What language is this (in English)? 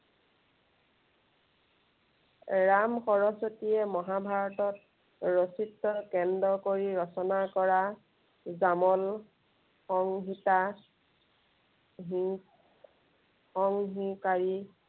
Assamese